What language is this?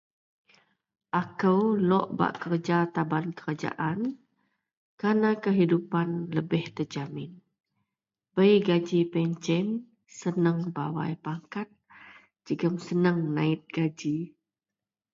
Central Melanau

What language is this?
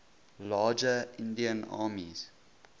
English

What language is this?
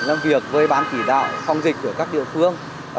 Vietnamese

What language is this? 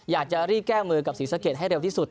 Thai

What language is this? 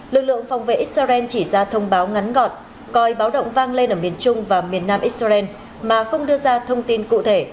Vietnamese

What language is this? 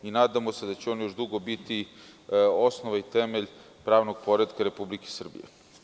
Serbian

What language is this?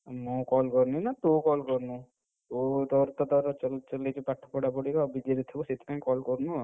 Odia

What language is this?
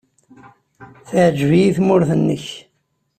Kabyle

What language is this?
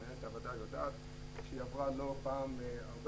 Hebrew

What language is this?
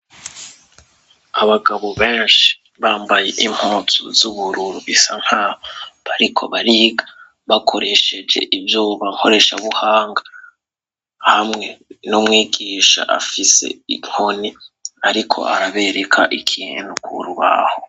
Rundi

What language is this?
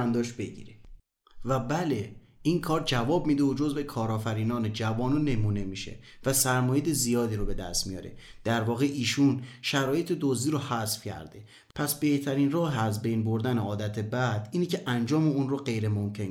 Persian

